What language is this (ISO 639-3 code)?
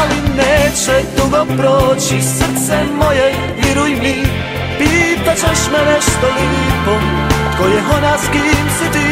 pol